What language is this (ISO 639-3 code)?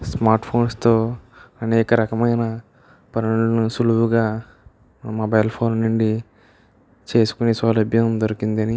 tel